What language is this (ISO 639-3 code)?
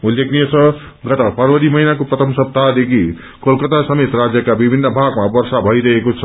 nep